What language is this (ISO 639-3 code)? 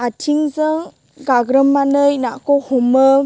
brx